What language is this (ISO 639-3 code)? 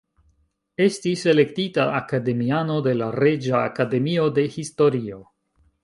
epo